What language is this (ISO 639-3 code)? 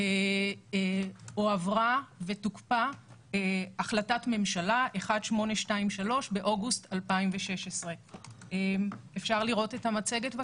heb